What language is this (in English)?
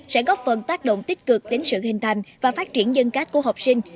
Vietnamese